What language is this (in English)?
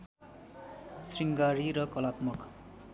Nepali